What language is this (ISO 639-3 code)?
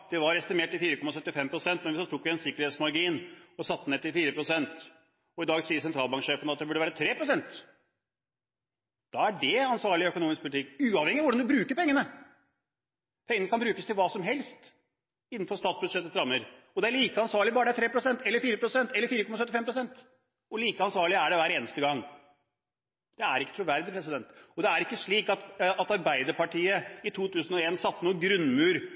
nob